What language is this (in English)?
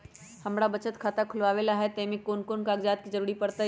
Magahi